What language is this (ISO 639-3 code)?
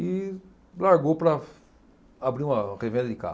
por